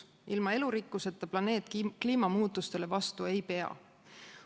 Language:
Estonian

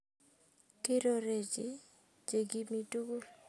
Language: Kalenjin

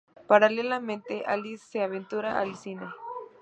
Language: Spanish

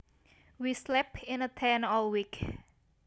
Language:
Javanese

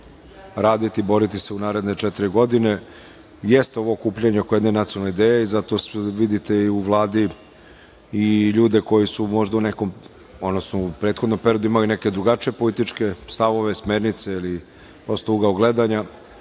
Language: Serbian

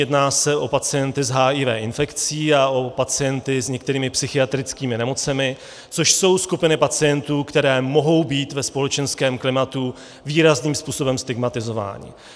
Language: Czech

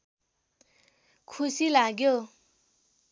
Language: Nepali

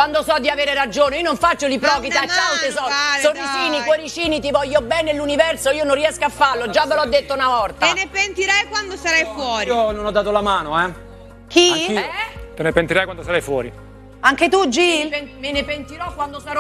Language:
Italian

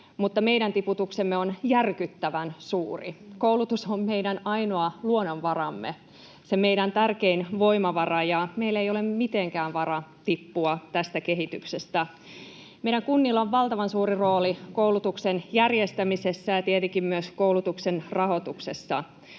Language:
Finnish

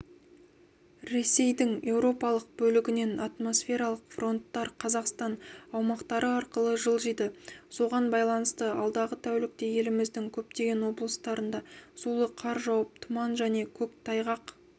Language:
Kazakh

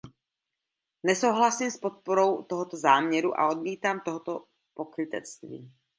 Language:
Czech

